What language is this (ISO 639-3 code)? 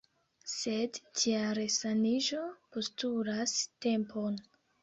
epo